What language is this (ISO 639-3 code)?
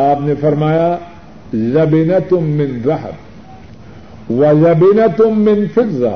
urd